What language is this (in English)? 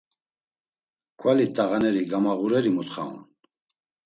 Laz